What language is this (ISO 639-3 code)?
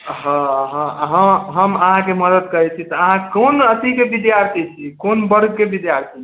mai